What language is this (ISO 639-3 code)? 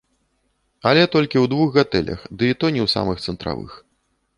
bel